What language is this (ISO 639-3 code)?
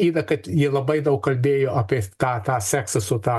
lit